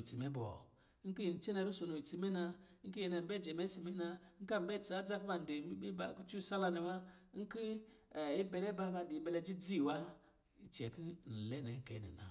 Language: Lijili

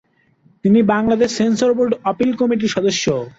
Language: Bangla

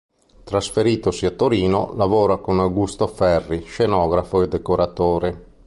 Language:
Italian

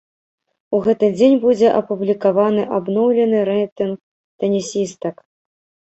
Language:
Belarusian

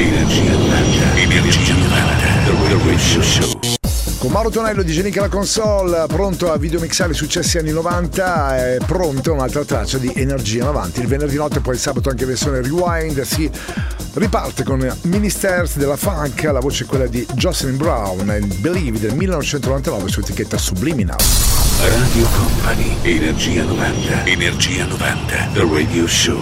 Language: Italian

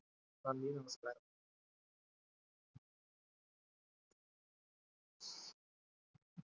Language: Malayalam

